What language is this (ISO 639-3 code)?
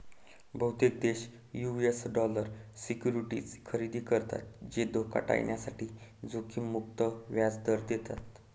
mar